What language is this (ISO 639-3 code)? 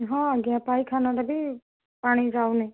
ori